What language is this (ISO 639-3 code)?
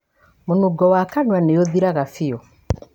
kik